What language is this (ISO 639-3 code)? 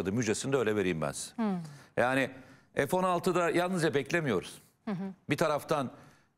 tur